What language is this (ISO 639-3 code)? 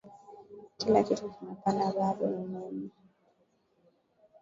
swa